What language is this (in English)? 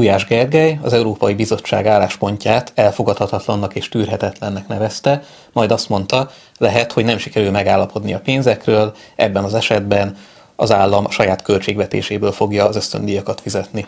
Hungarian